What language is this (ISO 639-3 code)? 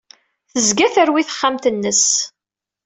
kab